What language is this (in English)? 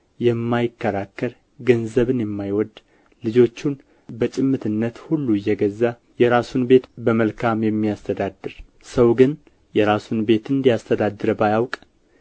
Amharic